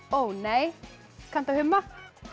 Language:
Icelandic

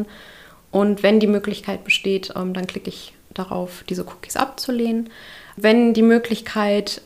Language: German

